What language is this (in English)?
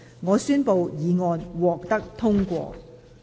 Cantonese